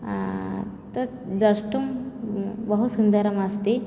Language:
Sanskrit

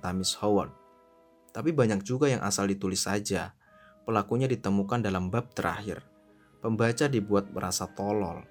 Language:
Indonesian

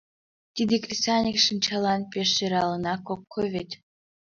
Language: Mari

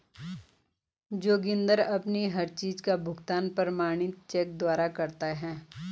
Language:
Hindi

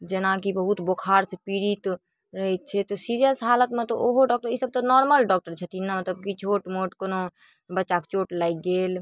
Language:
Maithili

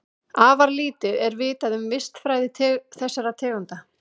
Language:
Icelandic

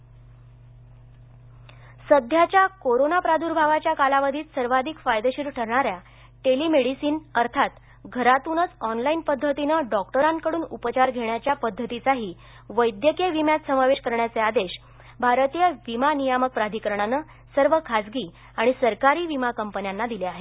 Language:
Marathi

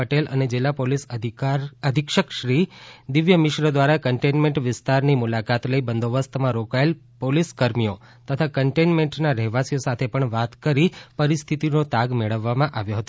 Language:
Gujarati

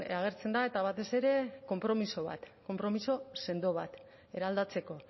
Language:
Basque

